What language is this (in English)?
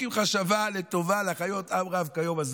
Hebrew